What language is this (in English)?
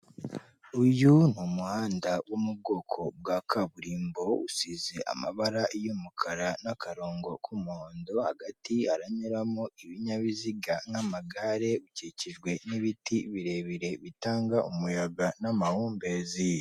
Kinyarwanda